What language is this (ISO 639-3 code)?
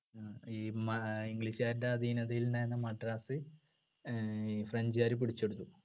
mal